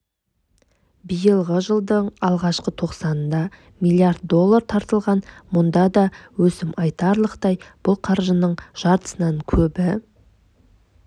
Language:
Kazakh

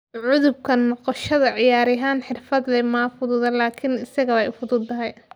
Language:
Somali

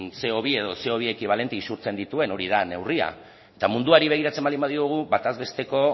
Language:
Basque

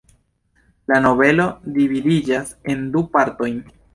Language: Esperanto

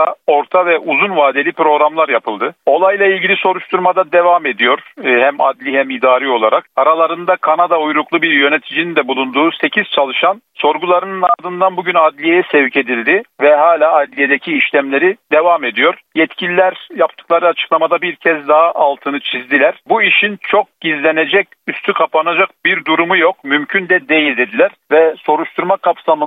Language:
Turkish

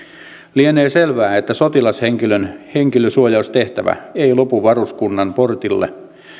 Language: Finnish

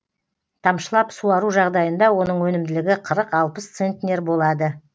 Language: Kazakh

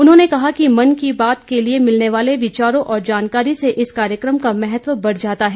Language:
Hindi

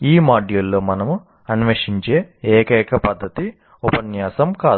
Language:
Telugu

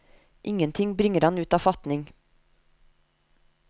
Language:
Norwegian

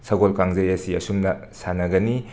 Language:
Manipuri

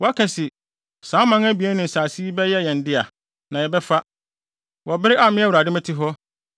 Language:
Akan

